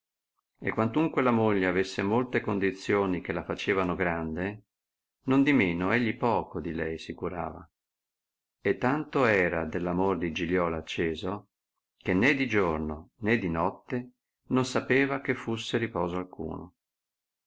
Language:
Italian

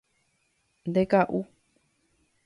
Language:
Guarani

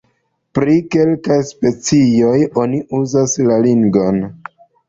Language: Esperanto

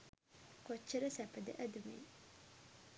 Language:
Sinhala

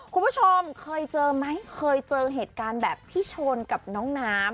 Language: Thai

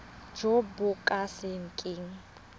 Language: Tswana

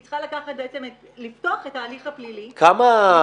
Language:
Hebrew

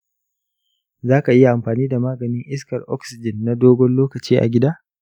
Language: Hausa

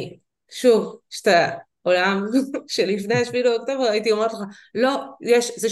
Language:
Hebrew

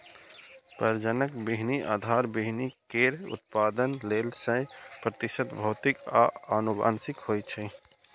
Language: Maithili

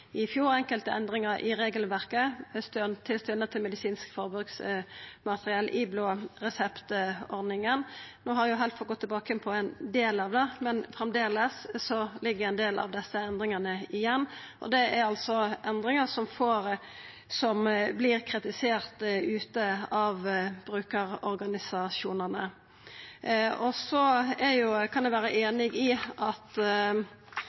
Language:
Norwegian Nynorsk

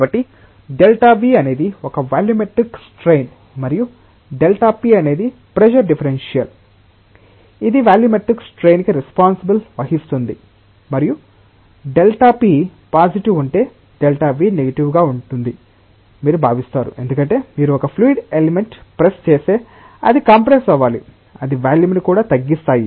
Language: Telugu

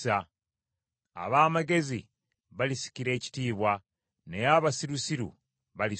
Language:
Ganda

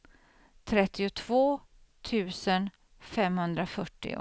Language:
Swedish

